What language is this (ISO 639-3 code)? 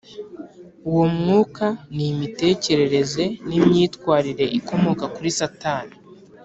kin